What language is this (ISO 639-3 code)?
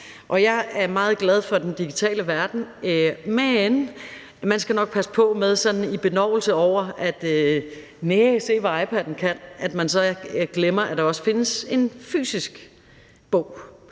dan